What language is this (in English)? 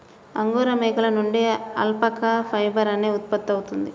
Telugu